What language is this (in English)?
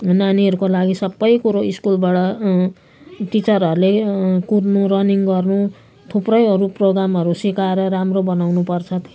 Nepali